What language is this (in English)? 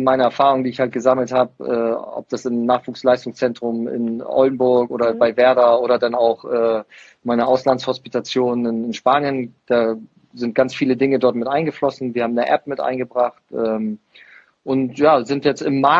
German